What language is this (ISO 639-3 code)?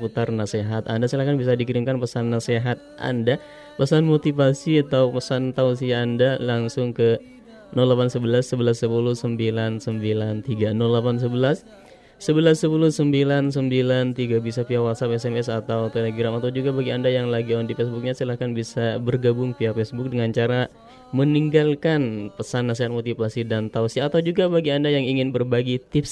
ind